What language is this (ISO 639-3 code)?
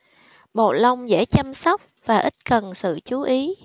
vie